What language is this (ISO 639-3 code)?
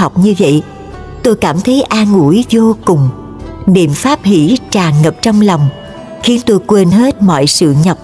vie